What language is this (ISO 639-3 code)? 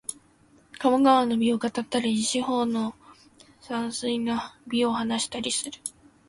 jpn